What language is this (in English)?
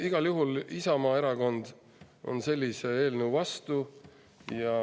Estonian